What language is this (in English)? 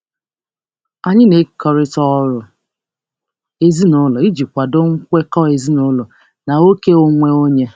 Igbo